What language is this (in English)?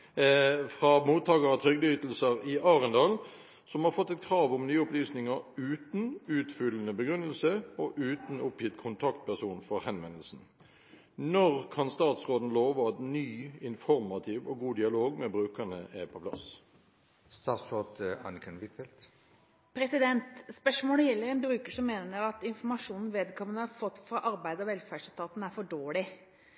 Norwegian Bokmål